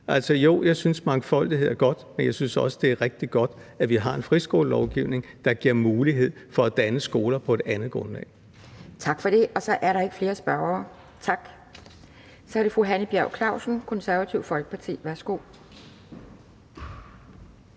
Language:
Danish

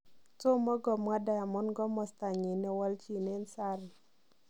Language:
Kalenjin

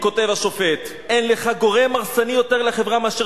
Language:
Hebrew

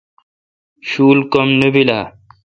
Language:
Kalkoti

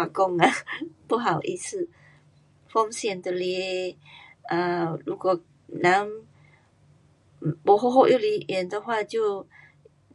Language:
Pu-Xian Chinese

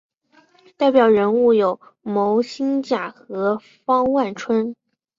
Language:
Chinese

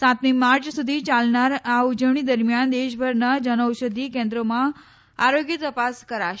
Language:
Gujarati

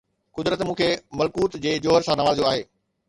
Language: Sindhi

